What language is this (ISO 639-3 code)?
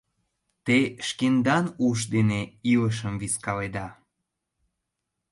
chm